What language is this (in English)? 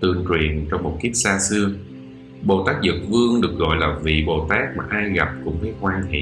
Vietnamese